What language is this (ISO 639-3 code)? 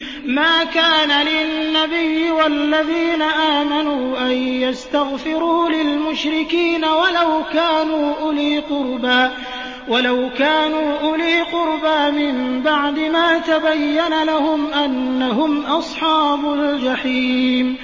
ara